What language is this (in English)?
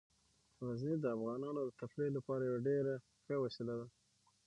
Pashto